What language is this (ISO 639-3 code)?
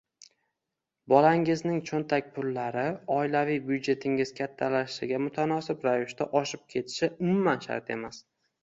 uzb